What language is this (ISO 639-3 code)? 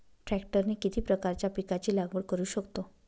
mar